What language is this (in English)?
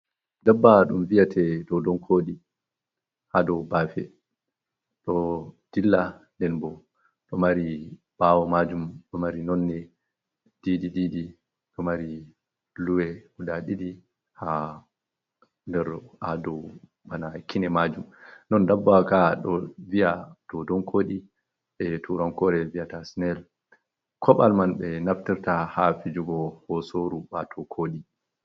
Fula